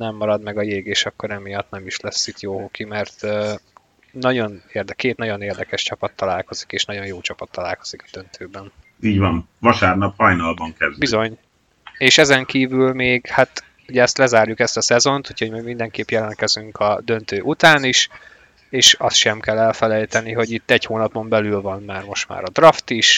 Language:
Hungarian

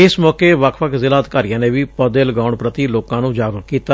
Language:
Punjabi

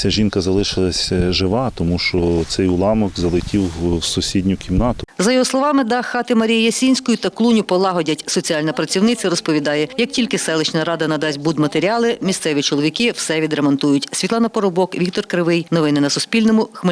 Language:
Ukrainian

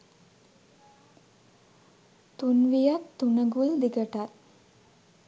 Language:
Sinhala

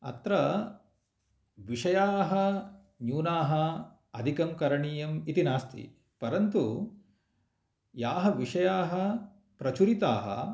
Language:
Sanskrit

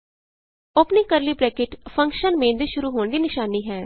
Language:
Punjabi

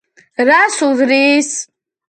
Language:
Georgian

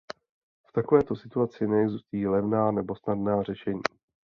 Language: Czech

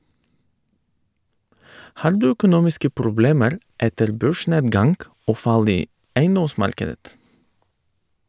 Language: Norwegian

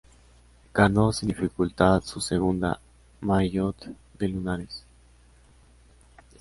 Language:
Spanish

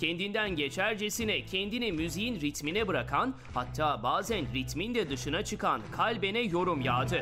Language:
Turkish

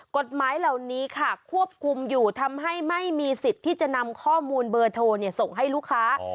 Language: Thai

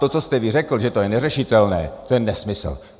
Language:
Czech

